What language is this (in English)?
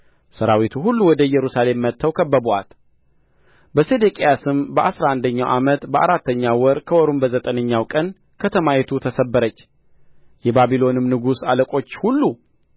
Amharic